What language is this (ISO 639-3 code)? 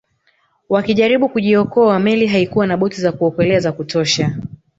swa